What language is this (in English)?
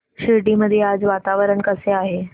Marathi